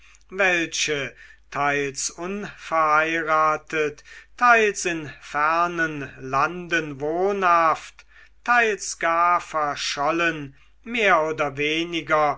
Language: German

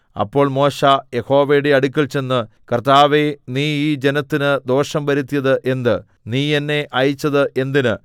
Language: Malayalam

